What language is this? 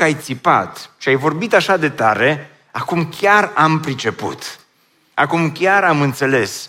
Romanian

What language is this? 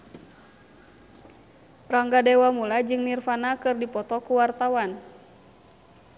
Sundanese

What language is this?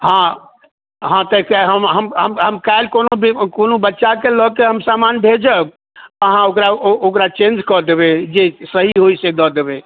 Maithili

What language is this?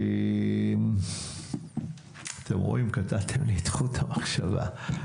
Hebrew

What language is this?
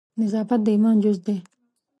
Pashto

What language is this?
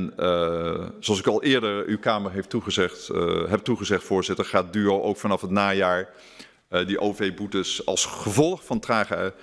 Dutch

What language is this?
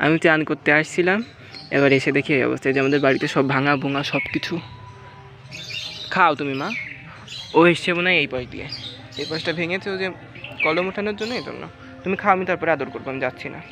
Thai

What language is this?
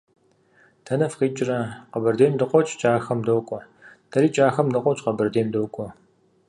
Kabardian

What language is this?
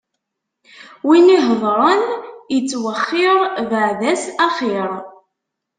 Kabyle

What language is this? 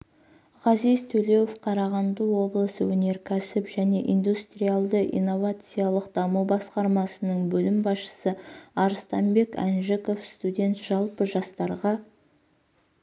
Kazakh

